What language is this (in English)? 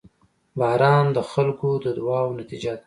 Pashto